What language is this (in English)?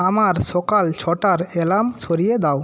Bangla